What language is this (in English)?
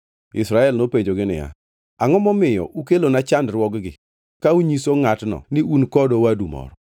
Luo (Kenya and Tanzania)